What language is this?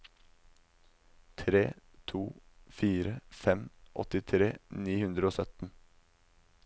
Norwegian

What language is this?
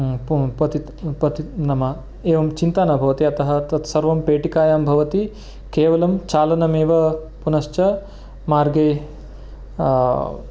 Sanskrit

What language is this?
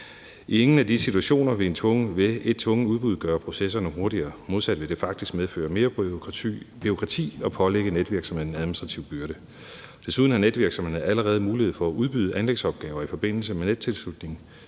Danish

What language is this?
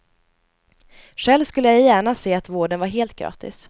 Swedish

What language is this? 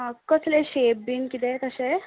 Konkani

